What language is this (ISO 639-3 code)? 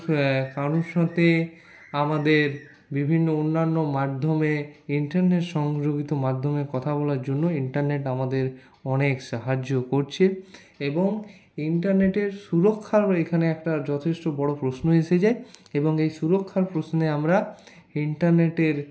ben